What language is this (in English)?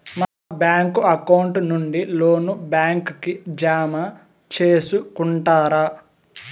Telugu